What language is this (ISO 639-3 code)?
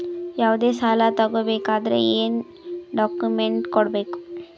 kan